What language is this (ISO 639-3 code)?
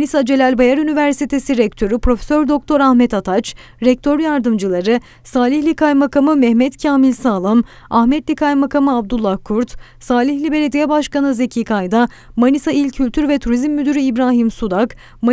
tur